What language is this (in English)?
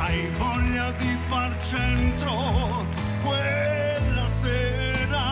Romanian